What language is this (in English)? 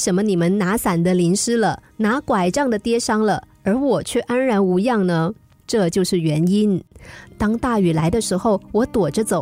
Chinese